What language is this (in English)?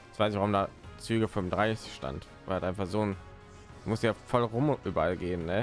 German